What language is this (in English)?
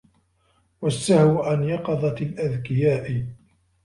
Arabic